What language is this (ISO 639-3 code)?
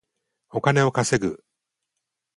jpn